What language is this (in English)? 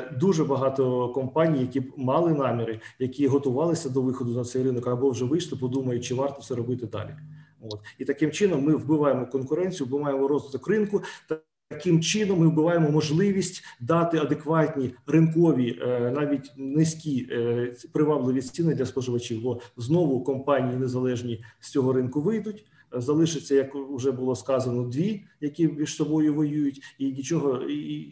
Ukrainian